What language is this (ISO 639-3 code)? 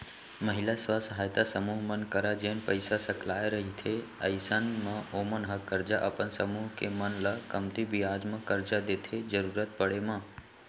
hne